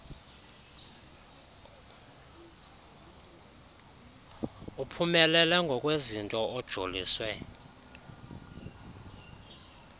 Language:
Xhosa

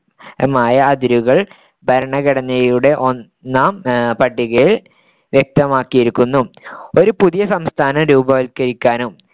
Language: Malayalam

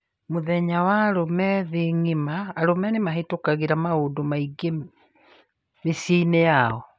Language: Kikuyu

